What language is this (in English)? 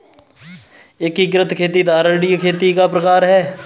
Hindi